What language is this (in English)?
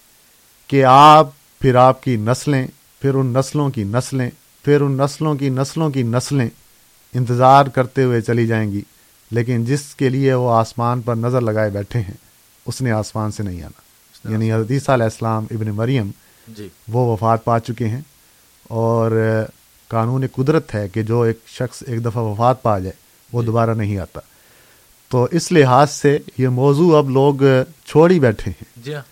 Urdu